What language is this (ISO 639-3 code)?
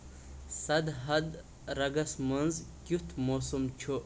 kas